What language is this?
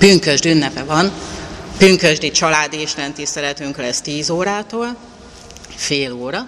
Hungarian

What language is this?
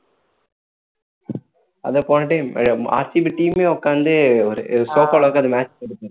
Tamil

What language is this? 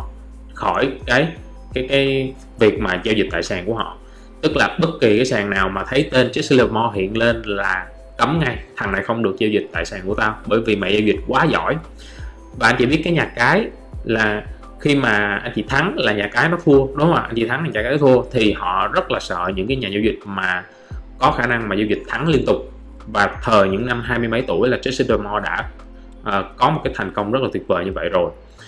Vietnamese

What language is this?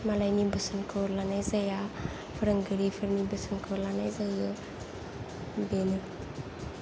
Bodo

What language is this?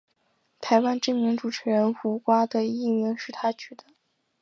Chinese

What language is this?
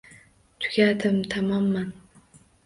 Uzbek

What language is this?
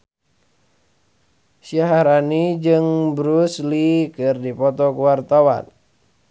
Sundanese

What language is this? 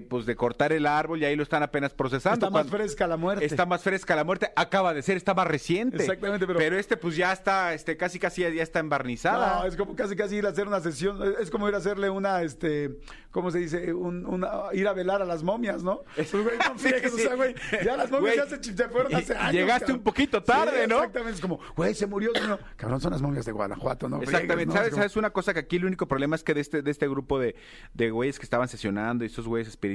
Spanish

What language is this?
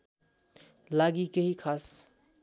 Nepali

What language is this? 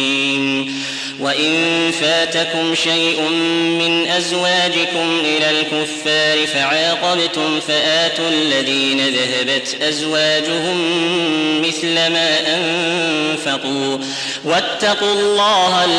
Arabic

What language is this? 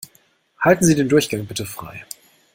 German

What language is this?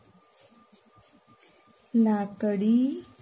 Gujarati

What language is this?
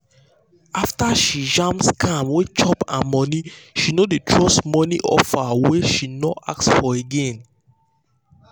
Nigerian Pidgin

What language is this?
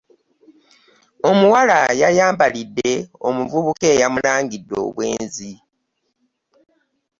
Ganda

